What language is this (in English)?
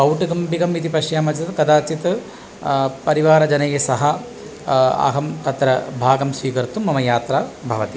Sanskrit